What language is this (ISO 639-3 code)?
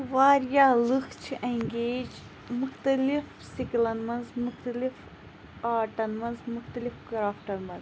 kas